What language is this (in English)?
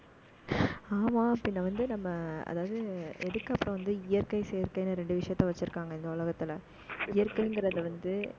Tamil